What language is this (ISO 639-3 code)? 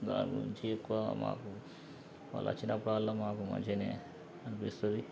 tel